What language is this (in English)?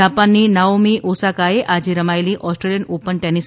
Gujarati